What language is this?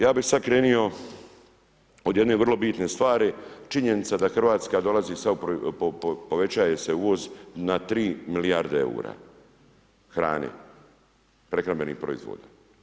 Croatian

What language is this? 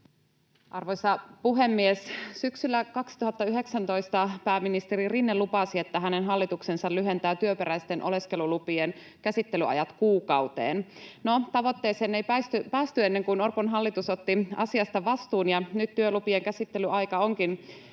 Finnish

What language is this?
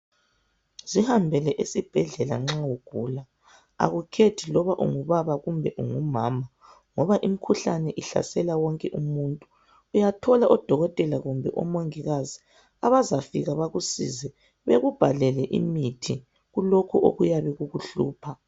North Ndebele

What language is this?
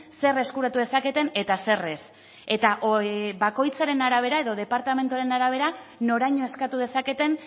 Basque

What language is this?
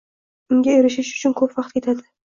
Uzbek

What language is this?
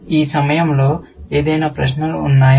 Telugu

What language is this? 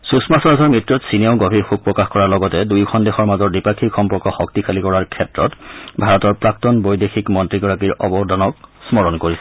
Assamese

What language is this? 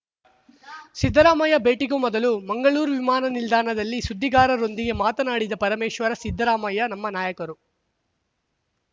Kannada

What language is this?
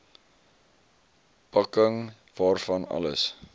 Afrikaans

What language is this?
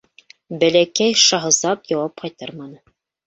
Bashkir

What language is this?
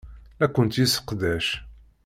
Kabyle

